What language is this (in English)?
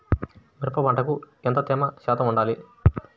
Telugu